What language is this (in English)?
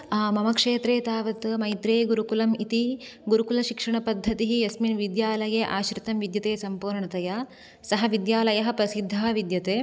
Sanskrit